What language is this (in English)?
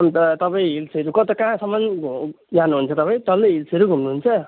Nepali